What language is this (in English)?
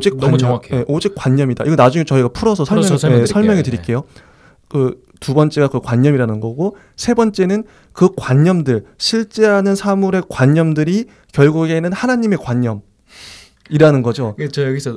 Korean